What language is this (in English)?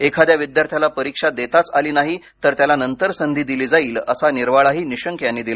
Marathi